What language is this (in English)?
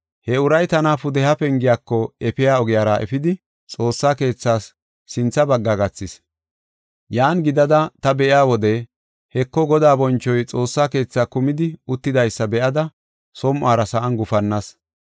Gofa